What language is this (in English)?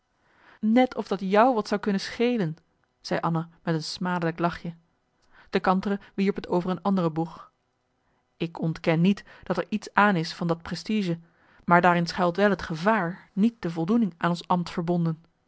Dutch